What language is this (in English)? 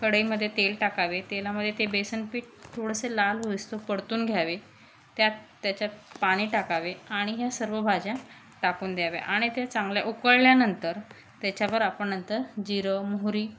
Marathi